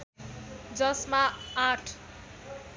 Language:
Nepali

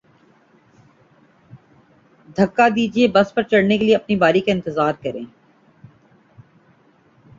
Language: Urdu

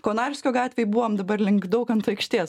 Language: Lithuanian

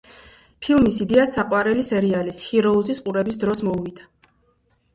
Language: Georgian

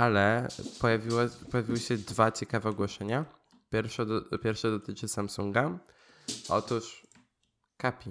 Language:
Polish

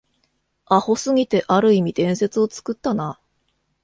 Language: Japanese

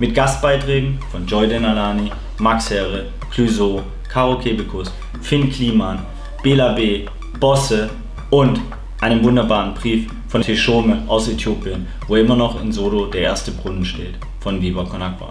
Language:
German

